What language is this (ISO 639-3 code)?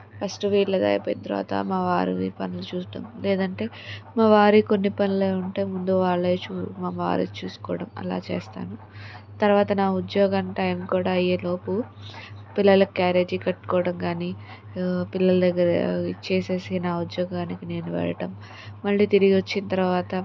tel